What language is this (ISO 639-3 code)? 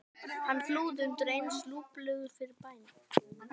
isl